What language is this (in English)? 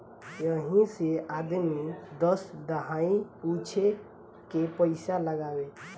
Bhojpuri